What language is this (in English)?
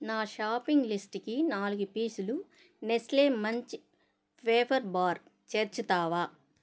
Telugu